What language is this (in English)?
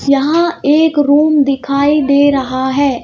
Hindi